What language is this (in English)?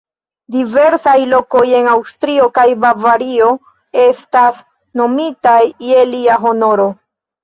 Esperanto